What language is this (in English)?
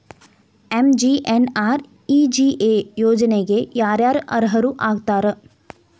Kannada